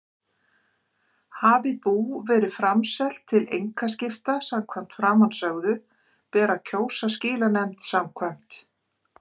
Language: Icelandic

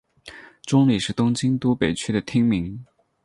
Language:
Chinese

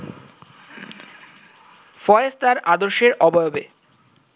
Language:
Bangla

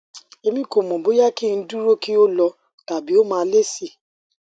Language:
Yoruba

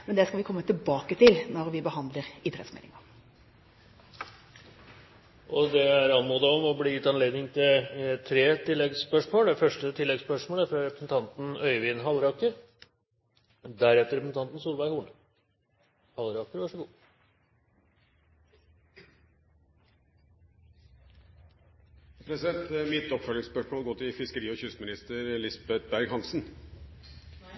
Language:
Norwegian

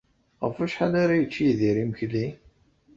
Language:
Kabyle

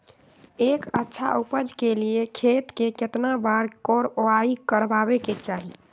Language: Magahi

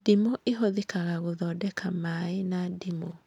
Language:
Kikuyu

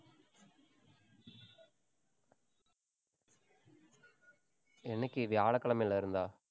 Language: Tamil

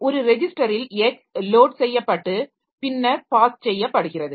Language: Tamil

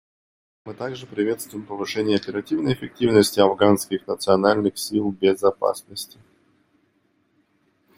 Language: Russian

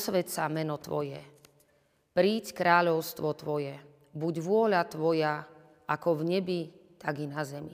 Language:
Slovak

